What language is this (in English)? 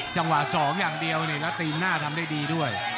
Thai